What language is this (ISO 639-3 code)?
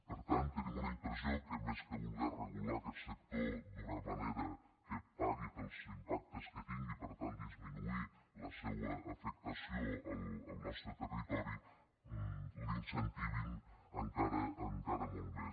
cat